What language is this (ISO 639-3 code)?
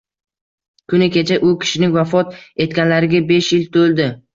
uzb